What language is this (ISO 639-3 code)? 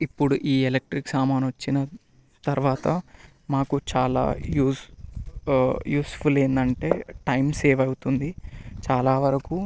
tel